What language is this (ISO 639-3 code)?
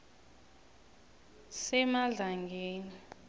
nbl